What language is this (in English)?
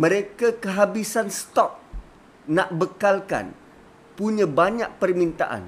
Malay